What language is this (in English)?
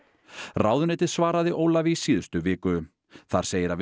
Icelandic